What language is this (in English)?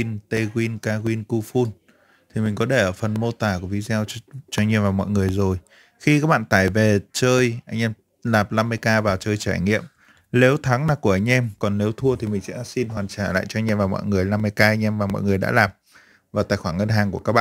Vietnamese